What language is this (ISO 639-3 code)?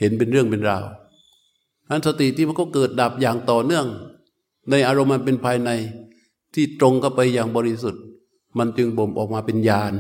tha